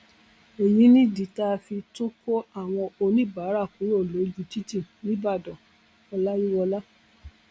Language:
Yoruba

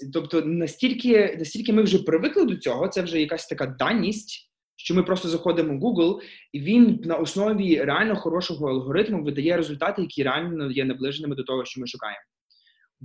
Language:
Ukrainian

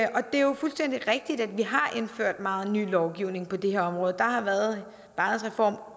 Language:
Danish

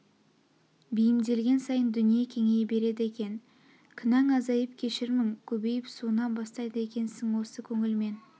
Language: Kazakh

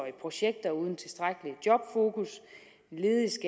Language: Danish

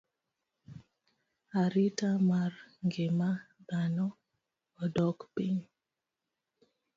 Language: Luo (Kenya and Tanzania)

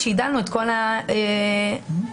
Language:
Hebrew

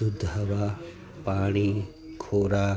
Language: Gujarati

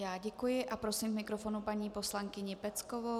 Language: Czech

